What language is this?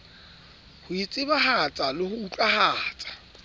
Southern Sotho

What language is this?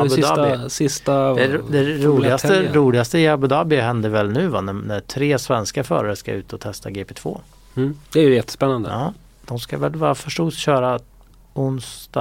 Swedish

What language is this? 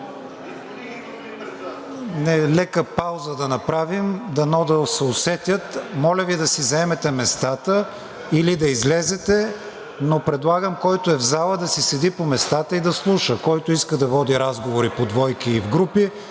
Bulgarian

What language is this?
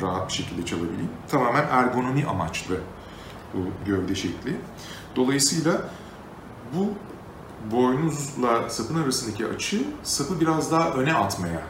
Turkish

